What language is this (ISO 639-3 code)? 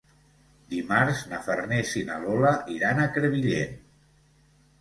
cat